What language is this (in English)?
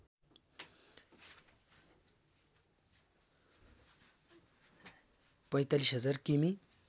Nepali